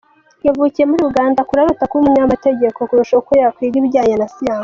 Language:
Kinyarwanda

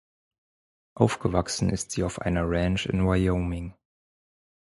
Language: German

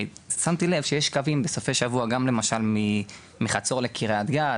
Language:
Hebrew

